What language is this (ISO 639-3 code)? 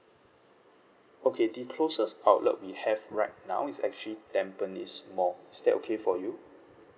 eng